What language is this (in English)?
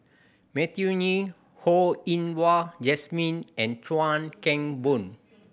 English